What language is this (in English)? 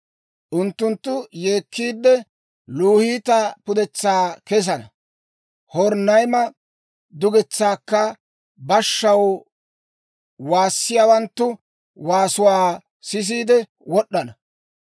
Dawro